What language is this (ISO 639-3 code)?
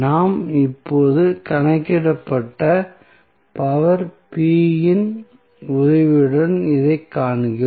tam